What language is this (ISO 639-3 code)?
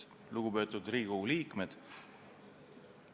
est